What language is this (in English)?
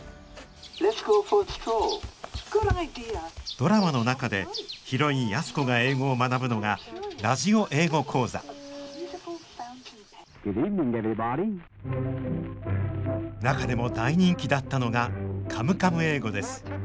Japanese